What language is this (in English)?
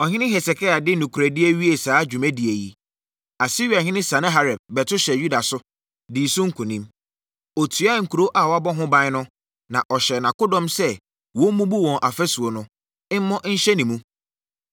Akan